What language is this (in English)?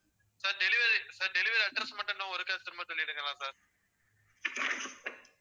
Tamil